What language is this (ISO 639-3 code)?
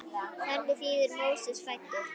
isl